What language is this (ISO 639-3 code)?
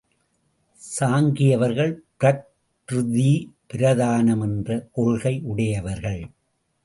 tam